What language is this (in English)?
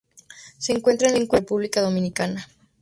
Spanish